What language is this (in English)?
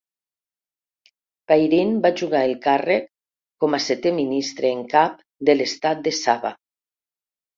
Catalan